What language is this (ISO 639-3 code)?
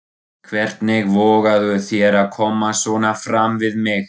isl